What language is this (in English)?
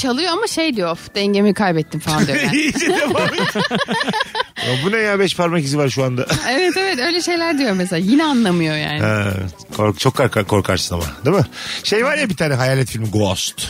Turkish